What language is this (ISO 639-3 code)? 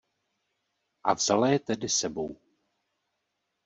ces